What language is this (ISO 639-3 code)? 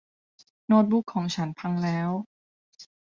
tha